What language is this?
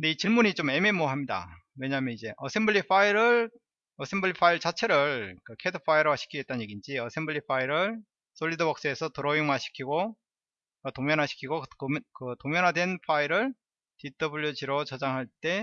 Korean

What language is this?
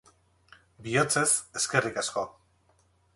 Basque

